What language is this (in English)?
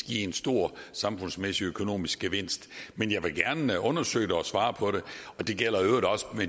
Danish